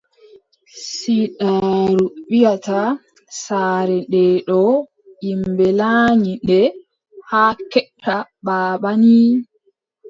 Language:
Adamawa Fulfulde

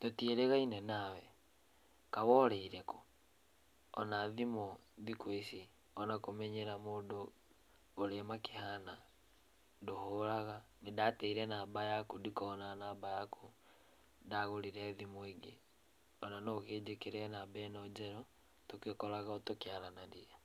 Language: Kikuyu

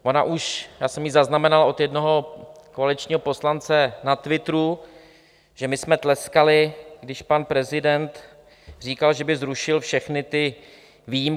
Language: Czech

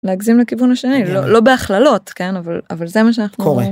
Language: Hebrew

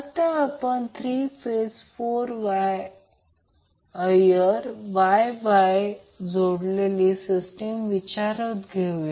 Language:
Marathi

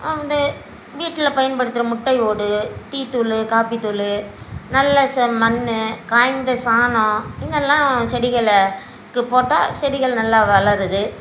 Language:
Tamil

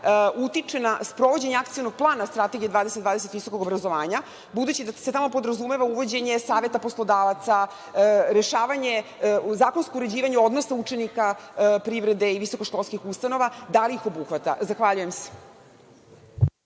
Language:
Serbian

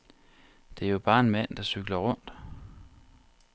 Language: Danish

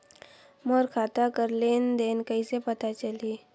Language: Chhattisgarhi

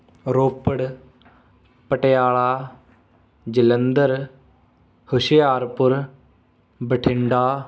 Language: Punjabi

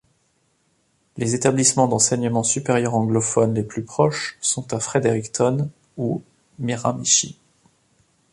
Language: French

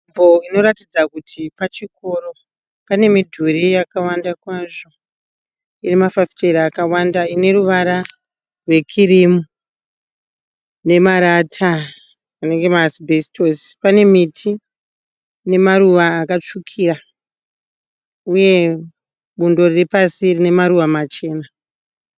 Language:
Shona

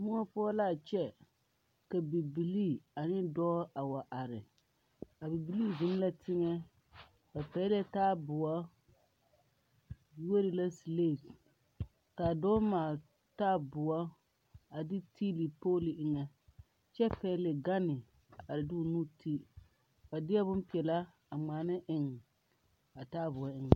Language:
Southern Dagaare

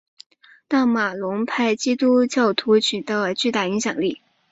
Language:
Chinese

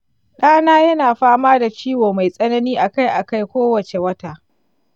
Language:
Hausa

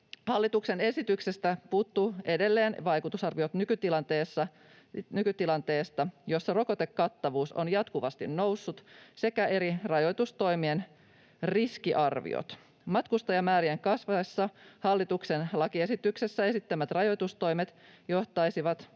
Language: Finnish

